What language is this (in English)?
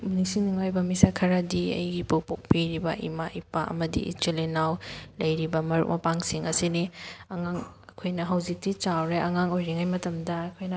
Manipuri